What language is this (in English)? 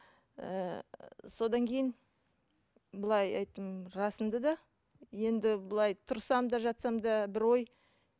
Kazakh